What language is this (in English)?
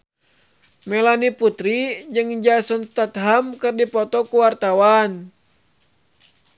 Sundanese